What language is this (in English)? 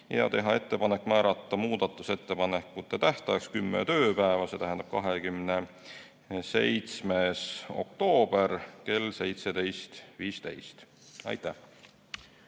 Estonian